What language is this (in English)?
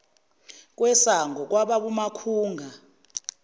Zulu